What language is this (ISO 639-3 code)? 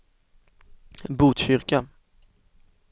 swe